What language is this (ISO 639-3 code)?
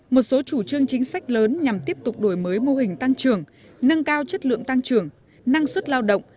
vie